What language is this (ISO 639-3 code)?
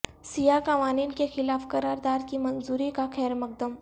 urd